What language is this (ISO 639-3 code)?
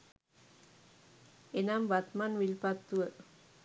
sin